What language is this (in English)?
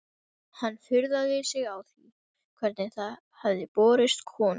Icelandic